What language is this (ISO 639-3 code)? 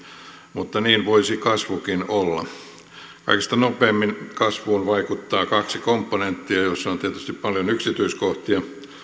fin